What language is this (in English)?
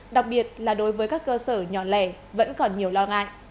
Vietnamese